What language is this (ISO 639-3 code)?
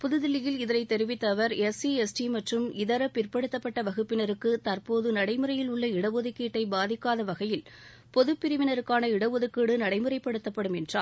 tam